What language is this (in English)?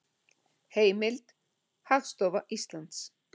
Icelandic